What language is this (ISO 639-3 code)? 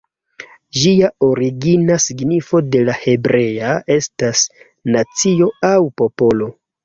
epo